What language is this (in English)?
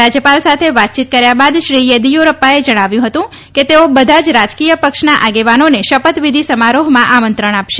Gujarati